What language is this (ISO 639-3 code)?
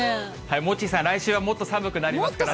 jpn